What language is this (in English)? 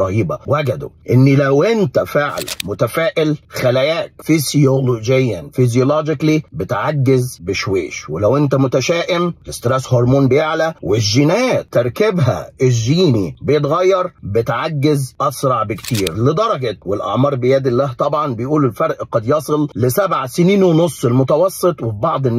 Arabic